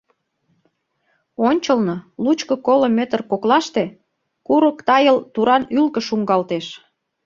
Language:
Mari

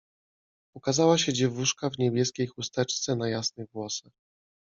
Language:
Polish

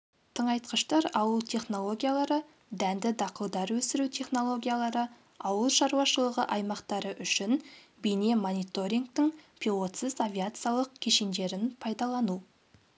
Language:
Kazakh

